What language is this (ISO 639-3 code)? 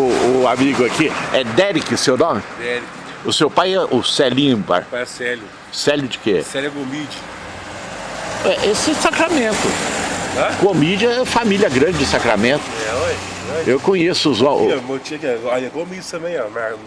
por